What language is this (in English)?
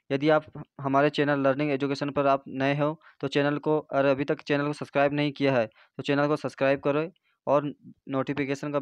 Hindi